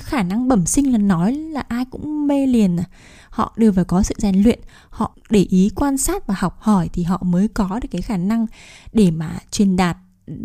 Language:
Vietnamese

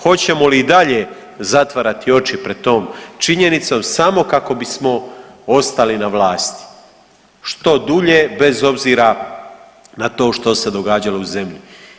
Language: Croatian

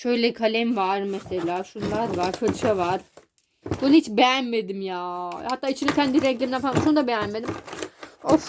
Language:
Turkish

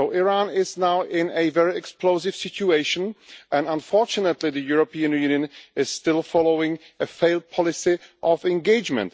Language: English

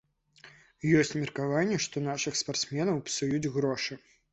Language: Belarusian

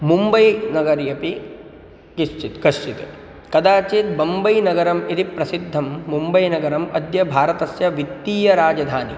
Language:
Sanskrit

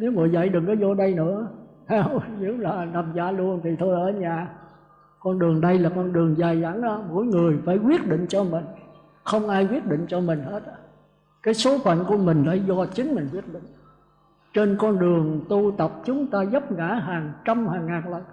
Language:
Vietnamese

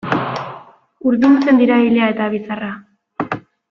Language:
Basque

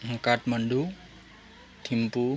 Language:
Nepali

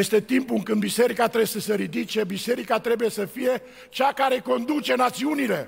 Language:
Romanian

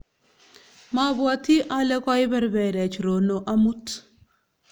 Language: Kalenjin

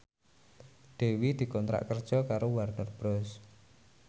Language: Javanese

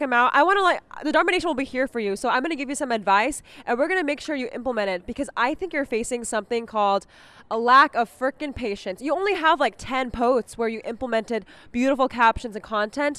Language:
English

